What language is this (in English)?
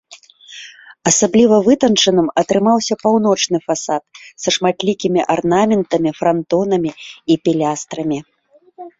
Belarusian